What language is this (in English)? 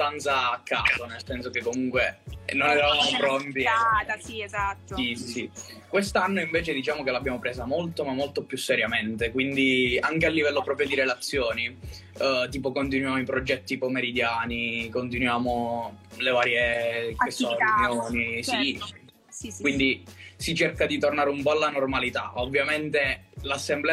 Italian